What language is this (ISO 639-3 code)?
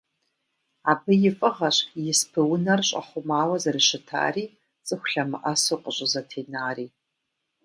kbd